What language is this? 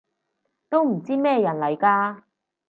Cantonese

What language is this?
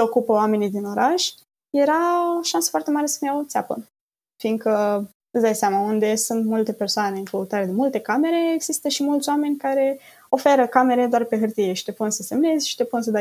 Romanian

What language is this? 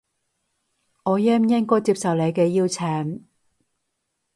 Cantonese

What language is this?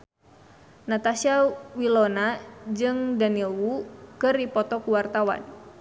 Sundanese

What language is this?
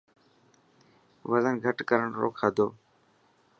Dhatki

